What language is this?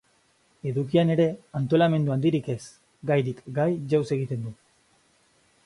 Basque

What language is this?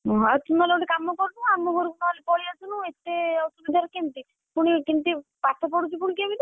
Odia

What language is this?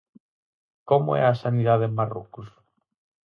Galician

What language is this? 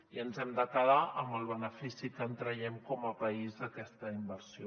Catalan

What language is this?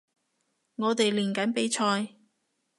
Cantonese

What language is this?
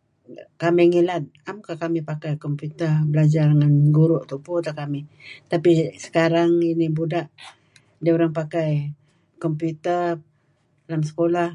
Kelabit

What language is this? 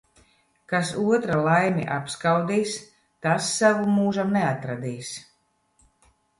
Latvian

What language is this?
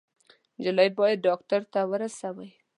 Pashto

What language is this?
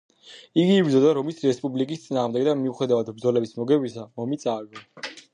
Georgian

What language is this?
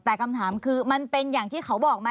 Thai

